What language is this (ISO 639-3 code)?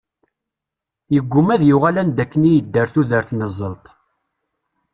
kab